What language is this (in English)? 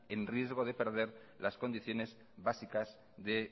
Spanish